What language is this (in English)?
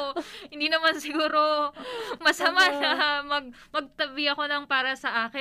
Filipino